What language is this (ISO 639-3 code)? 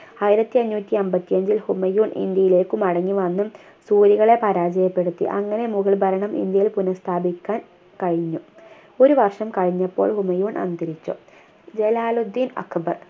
mal